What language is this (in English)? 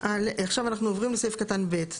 Hebrew